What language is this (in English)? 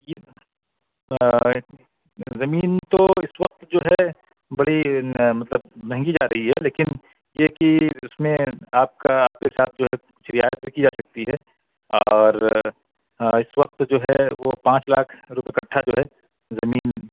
Urdu